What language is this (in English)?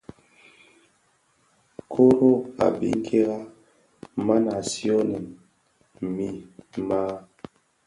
Bafia